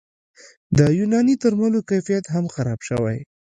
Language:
Pashto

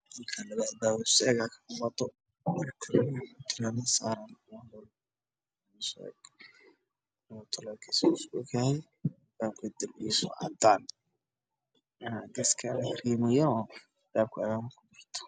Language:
Somali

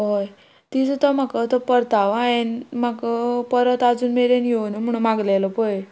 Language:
Konkani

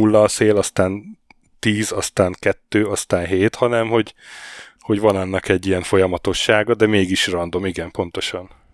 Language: Hungarian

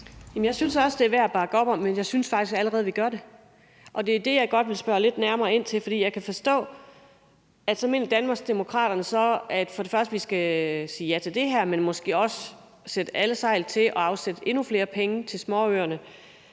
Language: Danish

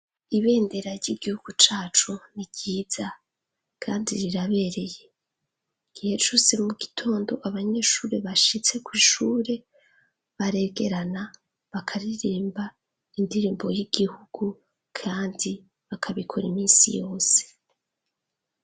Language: Rundi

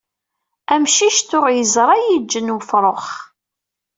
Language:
Kabyle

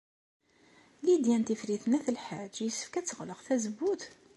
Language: Kabyle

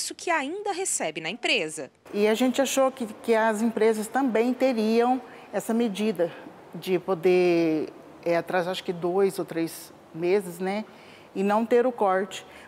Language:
Portuguese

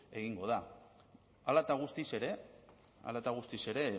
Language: Basque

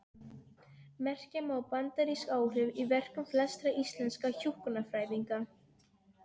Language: Icelandic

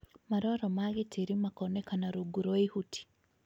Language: Kikuyu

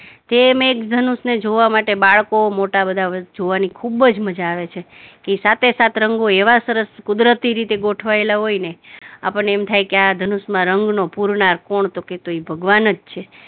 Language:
Gujarati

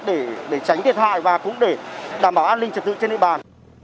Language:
Vietnamese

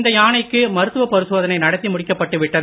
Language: Tamil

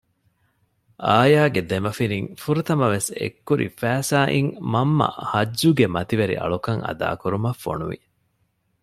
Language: Divehi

